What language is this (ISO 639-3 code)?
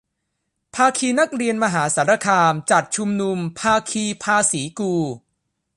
tha